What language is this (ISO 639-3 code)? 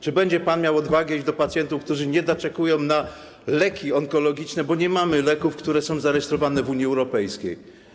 pol